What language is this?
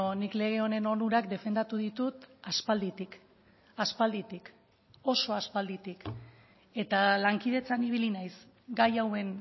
Basque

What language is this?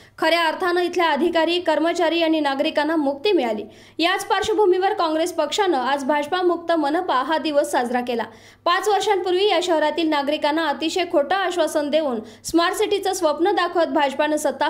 Hindi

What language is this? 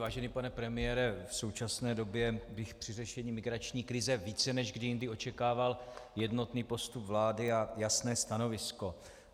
Czech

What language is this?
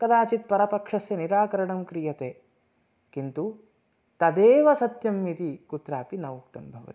Sanskrit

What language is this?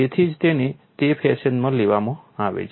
Gujarati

